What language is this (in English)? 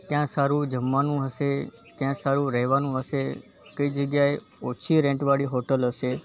Gujarati